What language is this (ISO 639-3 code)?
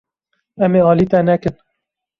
kur